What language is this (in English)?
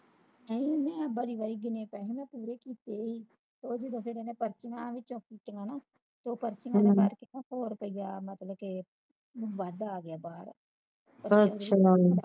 Punjabi